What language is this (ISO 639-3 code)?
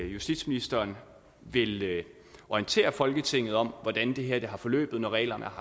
dan